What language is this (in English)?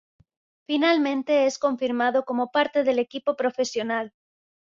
Spanish